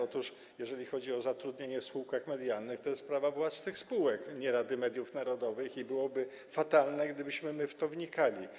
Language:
Polish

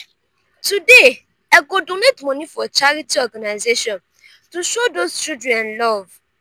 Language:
Nigerian Pidgin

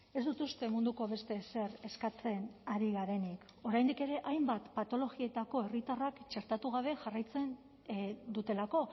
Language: Basque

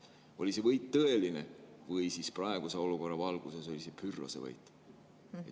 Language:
Estonian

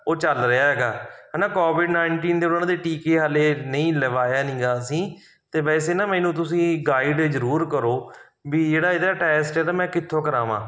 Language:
Punjabi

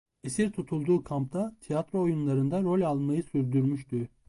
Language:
Turkish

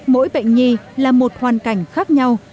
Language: Vietnamese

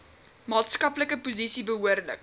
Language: Afrikaans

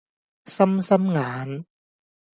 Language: Cantonese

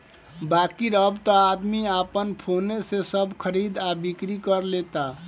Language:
Bhojpuri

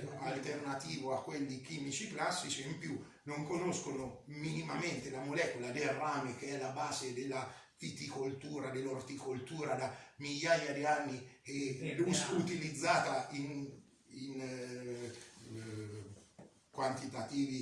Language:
Italian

